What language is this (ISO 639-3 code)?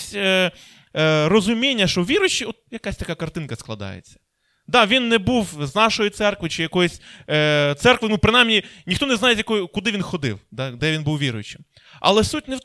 ukr